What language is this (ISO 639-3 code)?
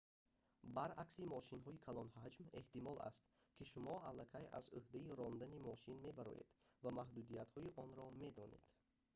tgk